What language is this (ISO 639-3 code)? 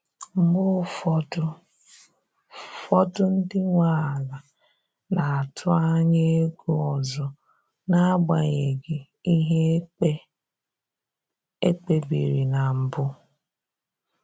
ibo